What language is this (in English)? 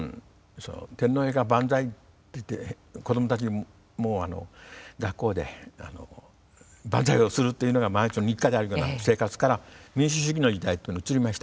Japanese